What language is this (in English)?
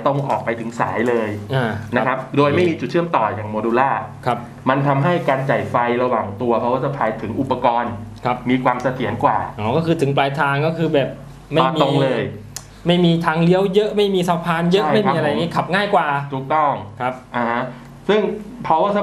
Thai